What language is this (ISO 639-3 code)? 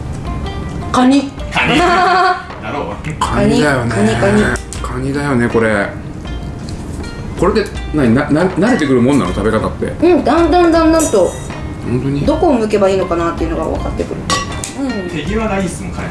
jpn